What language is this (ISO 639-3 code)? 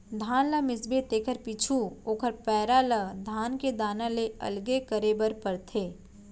hne